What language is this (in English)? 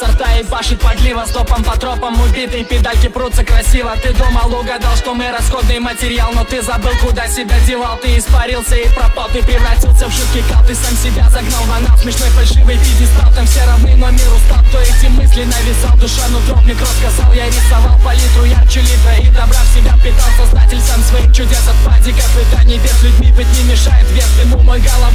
Russian